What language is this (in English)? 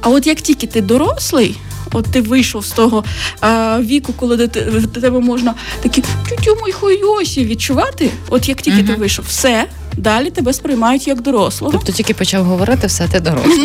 Ukrainian